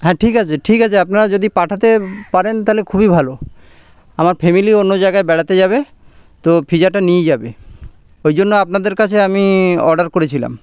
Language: Bangla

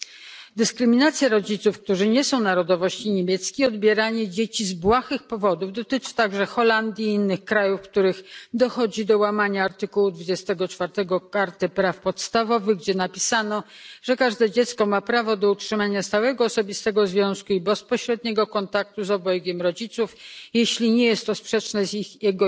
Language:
Polish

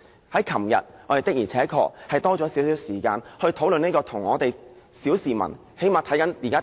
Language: Cantonese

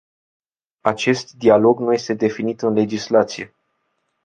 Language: Romanian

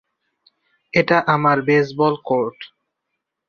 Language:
Bangla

